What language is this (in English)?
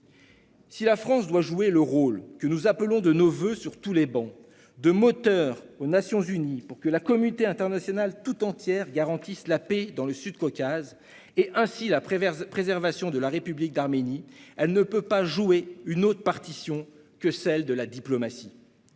French